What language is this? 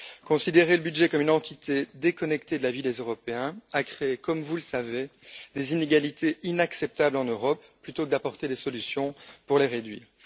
French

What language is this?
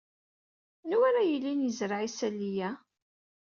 Kabyle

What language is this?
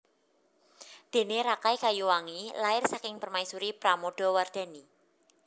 Javanese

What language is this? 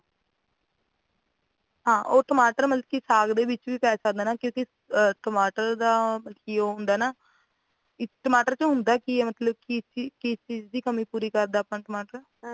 Punjabi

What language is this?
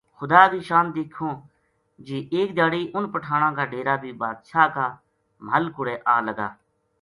Gujari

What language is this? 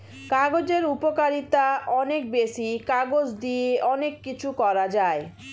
Bangla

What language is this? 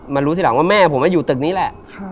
Thai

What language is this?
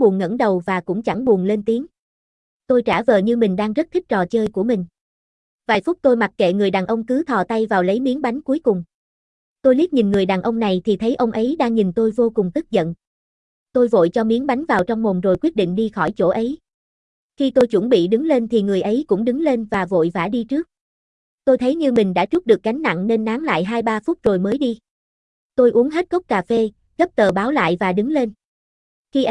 Vietnamese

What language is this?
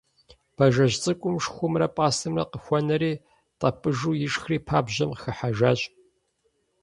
Kabardian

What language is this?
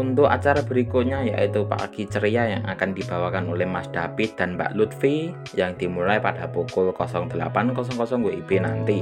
Indonesian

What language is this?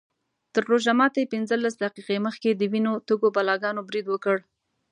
Pashto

